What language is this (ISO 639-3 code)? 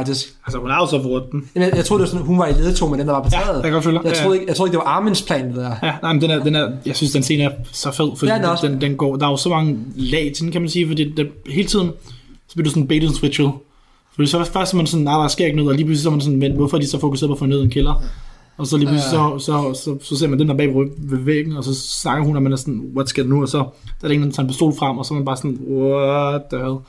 dan